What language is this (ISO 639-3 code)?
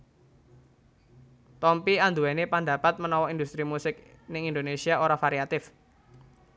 jav